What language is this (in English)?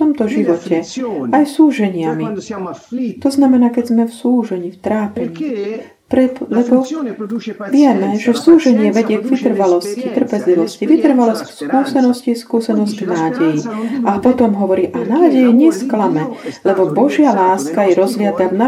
Slovak